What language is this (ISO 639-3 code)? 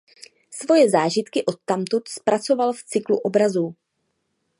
ces